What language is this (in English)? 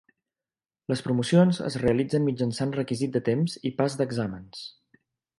Catalan